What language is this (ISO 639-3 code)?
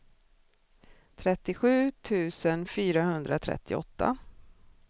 swe